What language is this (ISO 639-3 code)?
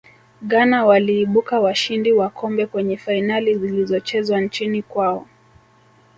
swa